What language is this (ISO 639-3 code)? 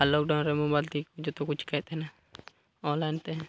sat